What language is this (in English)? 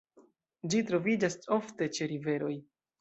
Esperanto